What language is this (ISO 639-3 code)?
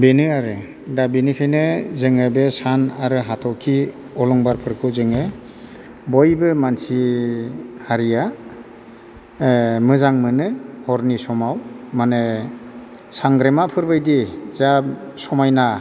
brx